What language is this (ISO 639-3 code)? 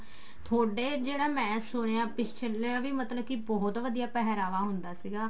pan